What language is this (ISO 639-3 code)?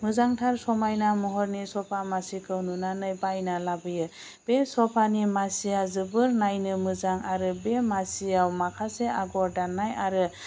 brx